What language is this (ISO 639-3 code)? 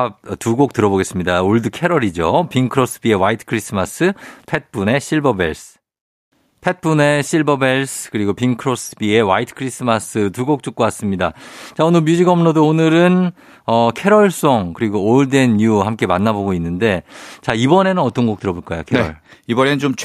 kor